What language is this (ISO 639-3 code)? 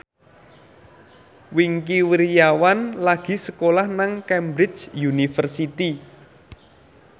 jav